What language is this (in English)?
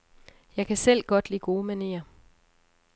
Danish